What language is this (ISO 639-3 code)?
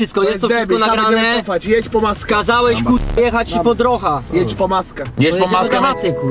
pol